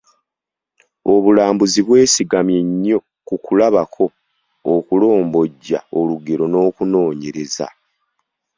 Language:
Ganda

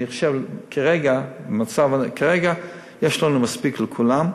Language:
Hebrew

